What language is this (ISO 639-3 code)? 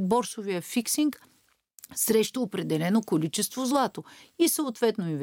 bul